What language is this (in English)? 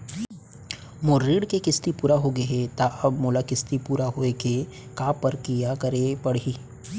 Chhattisgarhi